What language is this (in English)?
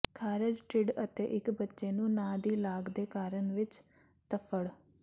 Punjabi